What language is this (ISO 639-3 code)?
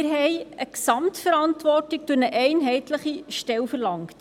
gsw